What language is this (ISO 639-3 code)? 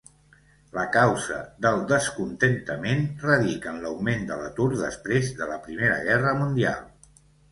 cat